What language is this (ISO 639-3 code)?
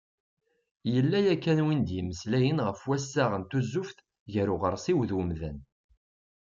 kab